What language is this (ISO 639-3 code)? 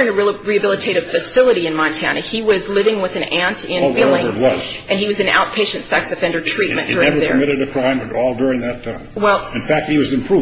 eng